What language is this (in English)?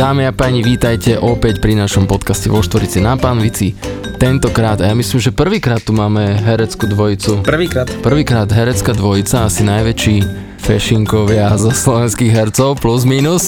Slovak